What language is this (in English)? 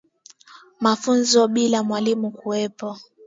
Swahili